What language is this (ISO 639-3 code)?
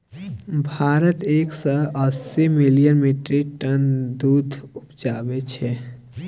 mai